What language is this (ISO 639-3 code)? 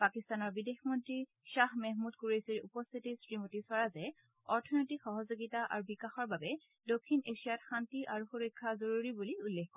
asm